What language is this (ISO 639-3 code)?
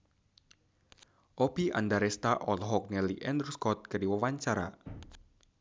sun